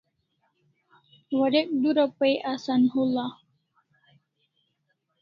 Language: Kalasha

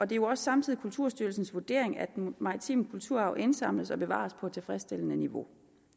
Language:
Danish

